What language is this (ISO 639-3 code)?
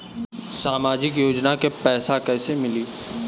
bho